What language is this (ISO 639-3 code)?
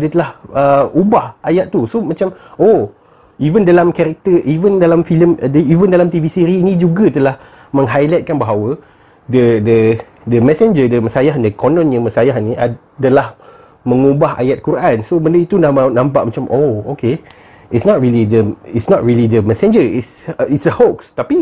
msa